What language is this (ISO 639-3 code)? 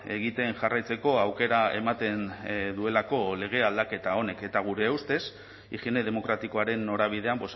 eus